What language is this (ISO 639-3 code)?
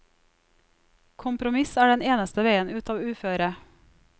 nor